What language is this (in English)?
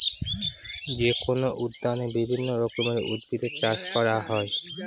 Bangla